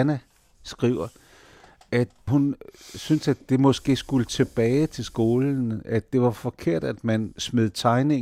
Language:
Danish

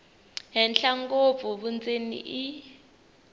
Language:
Tsonga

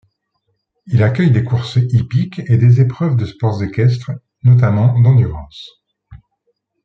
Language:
French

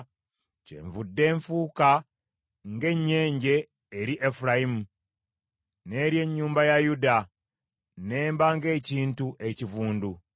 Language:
Ganda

